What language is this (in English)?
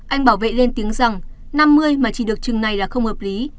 Vietnamese